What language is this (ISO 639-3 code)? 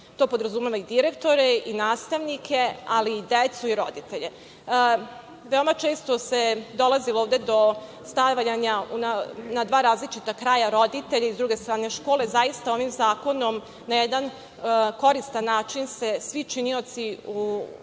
srp